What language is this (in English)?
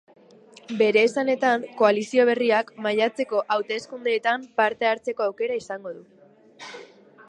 Basque